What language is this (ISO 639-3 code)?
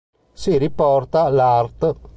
ita